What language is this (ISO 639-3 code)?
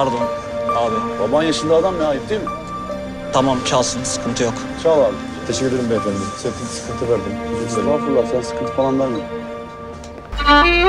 tur